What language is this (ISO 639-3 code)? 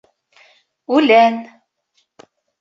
bak